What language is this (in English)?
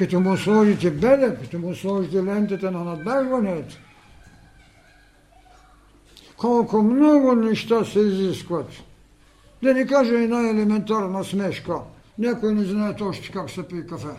Bulgarian